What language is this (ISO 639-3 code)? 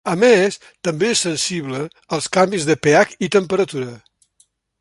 cat